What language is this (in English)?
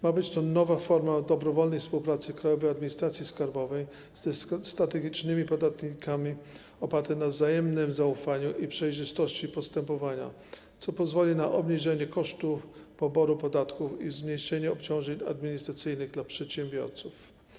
Polish